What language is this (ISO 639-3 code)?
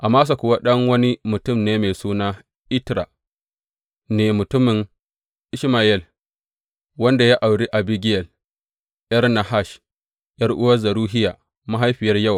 hau